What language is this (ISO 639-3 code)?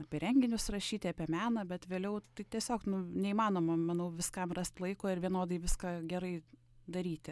lit